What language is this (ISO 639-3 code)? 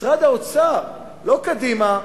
heb